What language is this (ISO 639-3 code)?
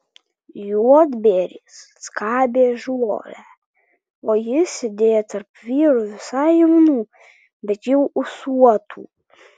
lit